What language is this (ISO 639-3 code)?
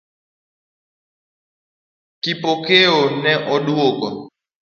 luo